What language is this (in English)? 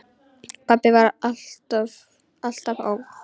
Icelandic